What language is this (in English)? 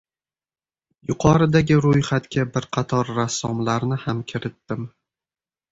Uzbek